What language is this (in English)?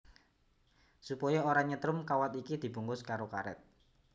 Javanese